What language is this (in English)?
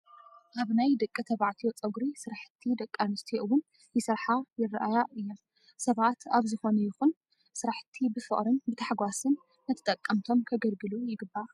Tigrinya